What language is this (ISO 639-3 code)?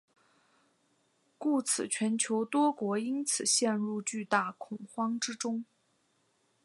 zho